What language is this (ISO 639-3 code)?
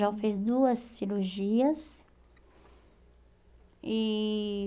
por